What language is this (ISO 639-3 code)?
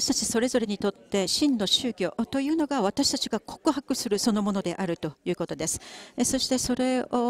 jpn